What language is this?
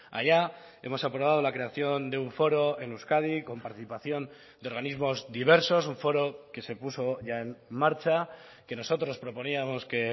Spanish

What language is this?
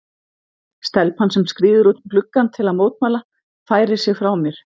Icelandic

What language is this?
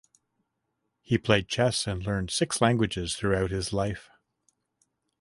English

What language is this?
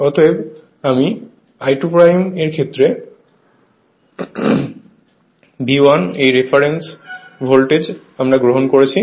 Bangla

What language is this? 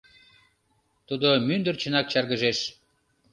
Mari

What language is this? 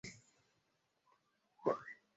Kinyarwanda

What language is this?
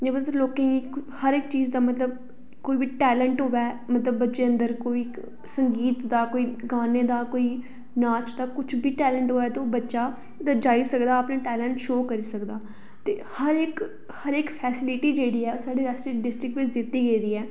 Dogri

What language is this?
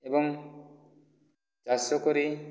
Odia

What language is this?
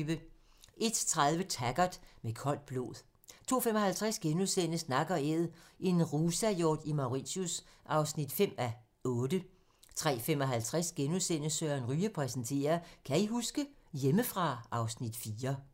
Danish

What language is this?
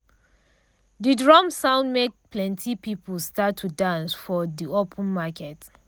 Nigerian Pidgin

